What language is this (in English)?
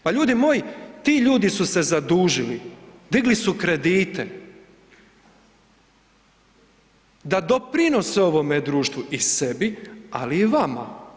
Croatian